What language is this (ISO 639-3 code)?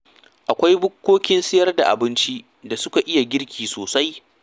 hau